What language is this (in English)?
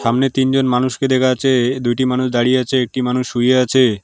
Bangla